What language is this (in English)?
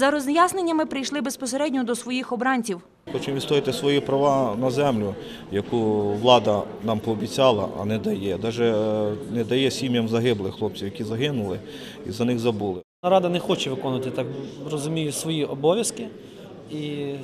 Ukrainian